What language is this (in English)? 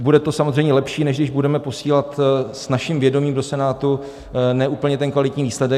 Czech